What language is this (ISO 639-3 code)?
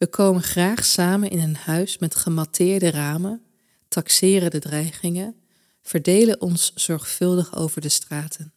nld